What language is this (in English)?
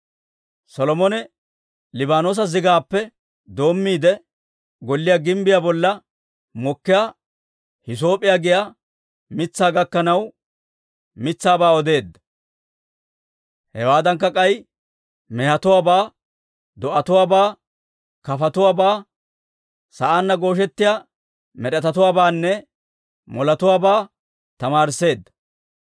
Dawro